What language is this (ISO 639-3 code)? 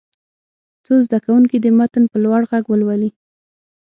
pus